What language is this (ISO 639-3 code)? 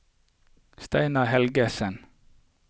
nor